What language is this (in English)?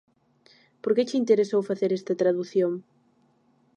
Galician